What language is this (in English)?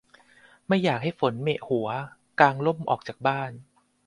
Thai